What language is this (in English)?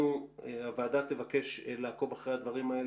Hebrew